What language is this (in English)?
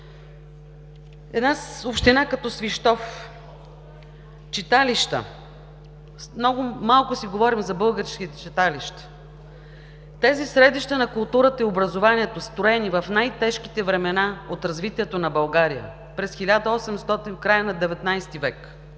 Bulgarian